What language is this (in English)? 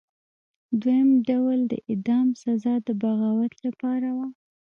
Pashto